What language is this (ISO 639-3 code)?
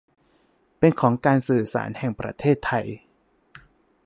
tha